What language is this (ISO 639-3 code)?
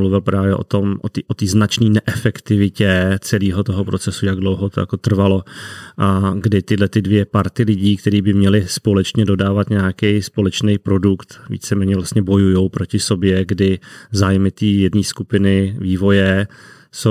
ces